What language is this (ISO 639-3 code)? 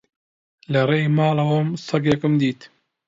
ckb